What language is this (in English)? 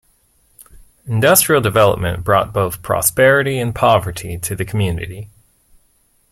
English